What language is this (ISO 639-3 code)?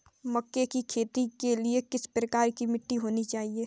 hin